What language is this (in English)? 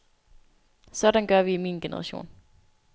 Danish